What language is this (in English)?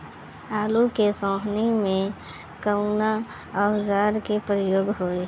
Bhojpuri